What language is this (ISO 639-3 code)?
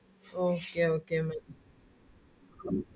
mal